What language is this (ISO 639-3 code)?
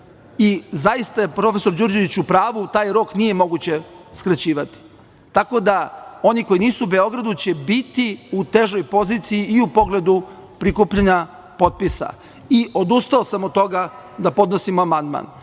srp